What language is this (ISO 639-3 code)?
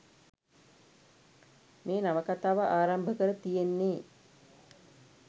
sin